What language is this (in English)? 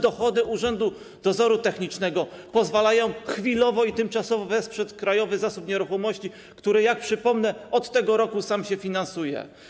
Polish